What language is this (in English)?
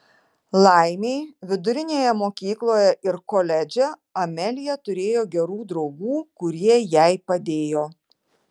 Lithuanian